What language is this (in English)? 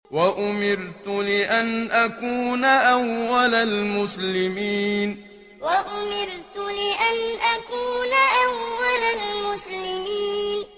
Arabic